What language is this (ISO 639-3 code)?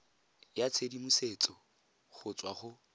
tsn